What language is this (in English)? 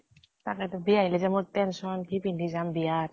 Assamese